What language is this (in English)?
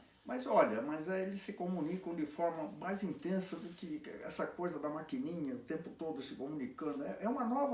Portuguese